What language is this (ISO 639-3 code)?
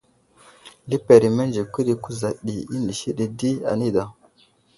udl